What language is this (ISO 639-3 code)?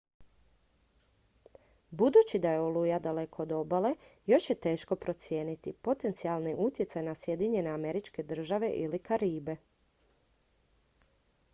hrv